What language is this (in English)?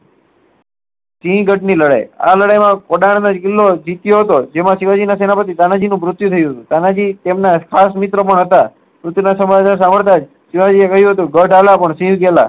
Gujarati